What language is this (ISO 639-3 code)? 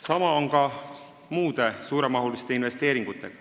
est